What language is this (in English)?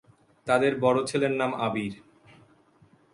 Bangla